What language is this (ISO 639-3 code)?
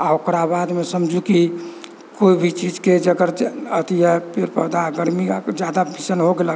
mai